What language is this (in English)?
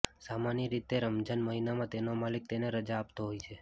Gujarati